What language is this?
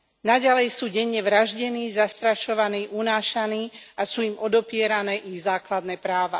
Slovak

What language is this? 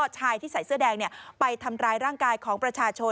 Thai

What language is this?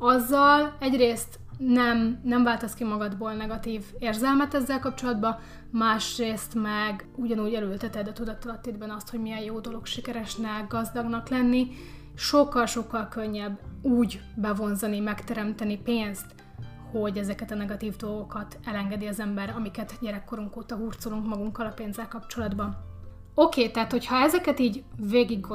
Hungarian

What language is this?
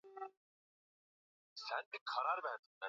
Swahili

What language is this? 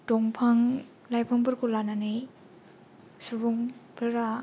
Bodo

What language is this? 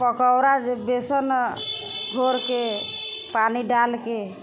Maithili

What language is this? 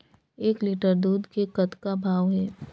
Chhattisgarhi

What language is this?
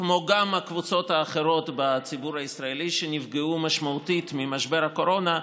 Hebrew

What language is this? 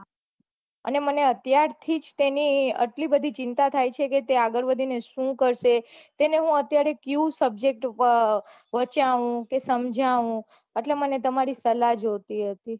Gujarati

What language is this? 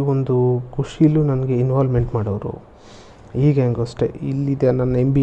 Kannada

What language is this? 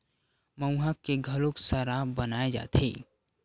Chhattisgarhi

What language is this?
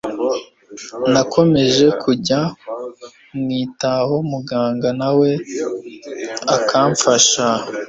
Kinyarwanda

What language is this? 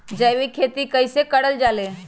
Magahi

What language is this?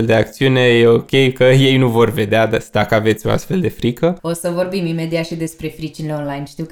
Romanian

